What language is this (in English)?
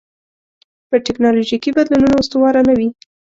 Pashto